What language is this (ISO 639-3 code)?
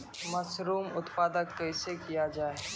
mai